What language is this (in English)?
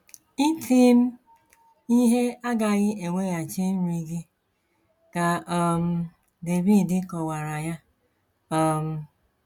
Igbo